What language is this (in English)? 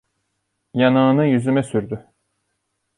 Turkish